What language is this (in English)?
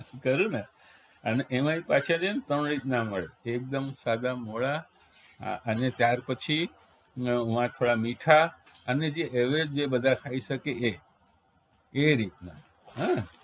Gujarati